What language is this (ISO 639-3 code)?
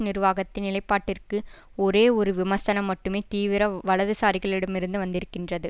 tam